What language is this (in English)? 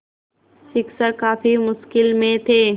Hindi